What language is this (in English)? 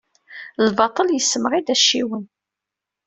Kabyle